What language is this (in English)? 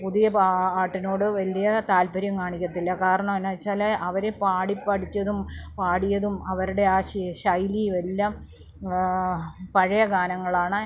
Malayalam